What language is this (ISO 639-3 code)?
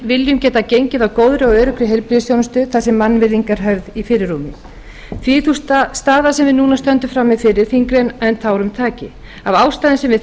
isl